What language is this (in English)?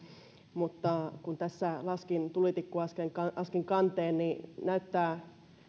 Finnish